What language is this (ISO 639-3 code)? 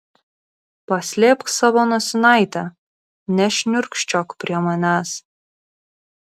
lit